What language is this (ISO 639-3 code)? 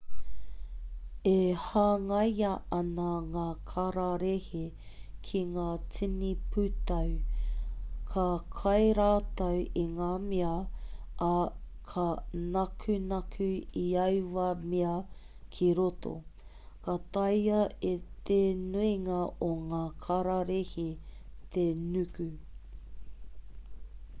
mri